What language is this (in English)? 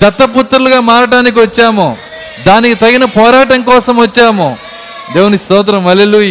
Telugu